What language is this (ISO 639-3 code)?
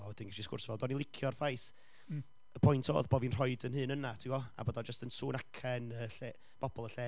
cym